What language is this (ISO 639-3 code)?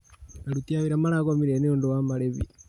kik